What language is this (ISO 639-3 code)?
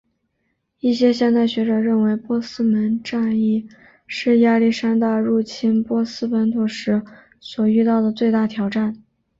zho